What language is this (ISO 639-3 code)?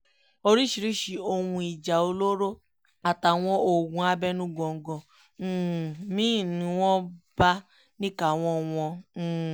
yor